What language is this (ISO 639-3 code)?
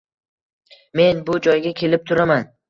uzb